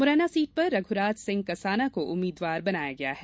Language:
Hindi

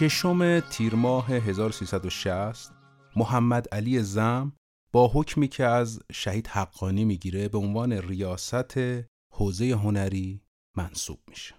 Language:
Persian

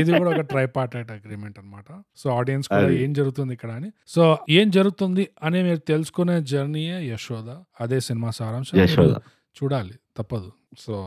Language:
Telugu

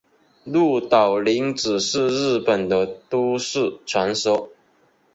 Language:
Chinese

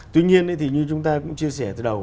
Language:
Vietnamese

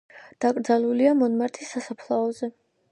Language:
Georgian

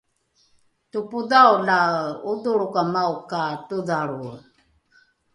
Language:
Rukai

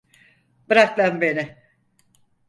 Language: Turkish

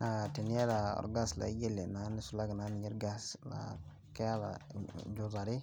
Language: Masai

